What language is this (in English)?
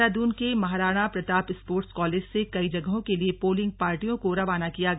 Hindi